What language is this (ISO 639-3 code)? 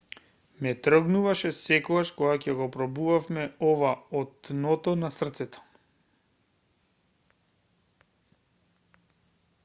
mkd